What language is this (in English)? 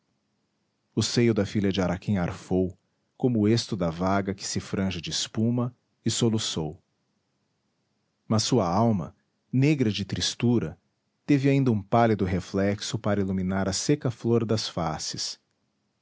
Portuguese